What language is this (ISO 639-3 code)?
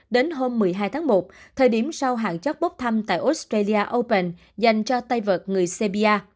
vie